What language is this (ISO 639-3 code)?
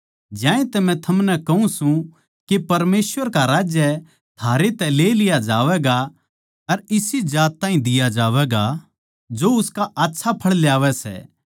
bgc